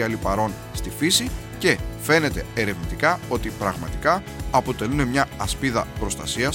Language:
Greek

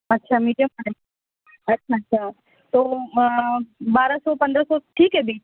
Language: Urdu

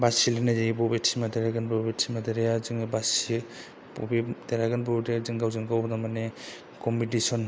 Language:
Bodo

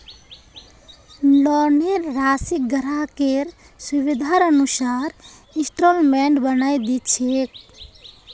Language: Magahi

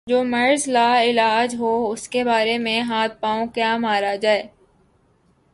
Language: Urdu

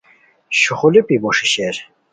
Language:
Khowar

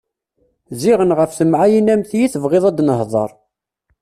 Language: Kabyle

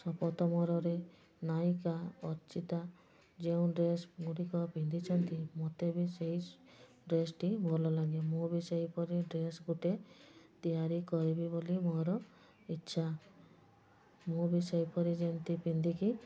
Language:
Odia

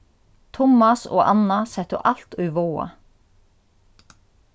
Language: Faroese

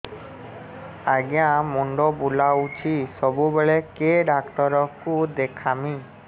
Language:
Odia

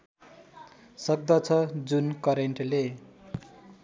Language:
Nepali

